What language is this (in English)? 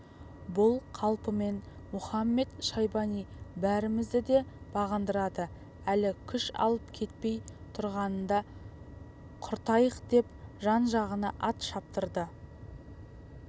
Kazakh